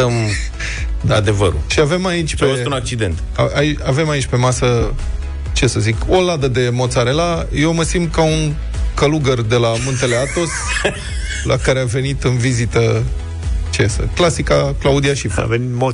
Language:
Romanian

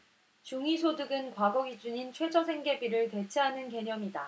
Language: Korean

